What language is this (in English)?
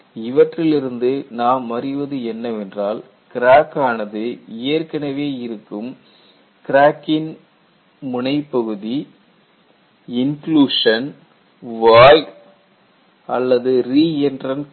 Tamil